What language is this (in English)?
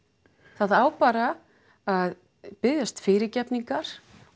Icelandic